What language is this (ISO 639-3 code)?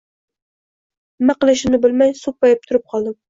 uzb